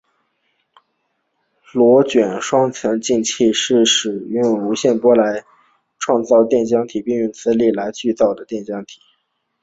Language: Chinese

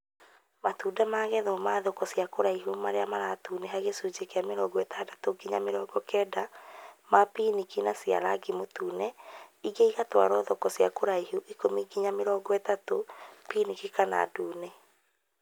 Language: Kikuyu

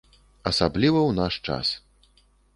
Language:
Belarusian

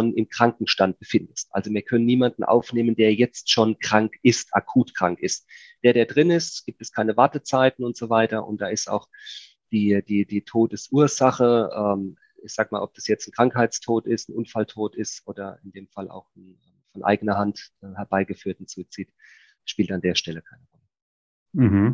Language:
German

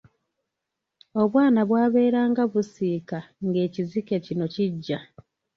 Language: Ganda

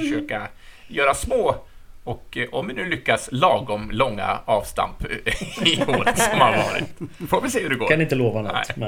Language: Swedish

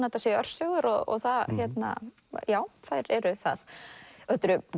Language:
Icelandic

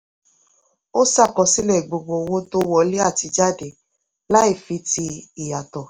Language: Yoruba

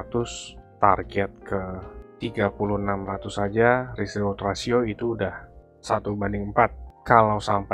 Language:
Indonesian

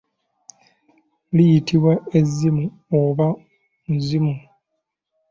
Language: Ganda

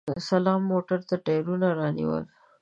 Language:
Pashto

